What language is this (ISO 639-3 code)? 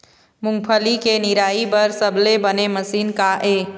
hne